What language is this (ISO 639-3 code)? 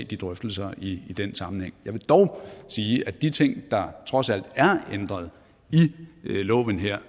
dan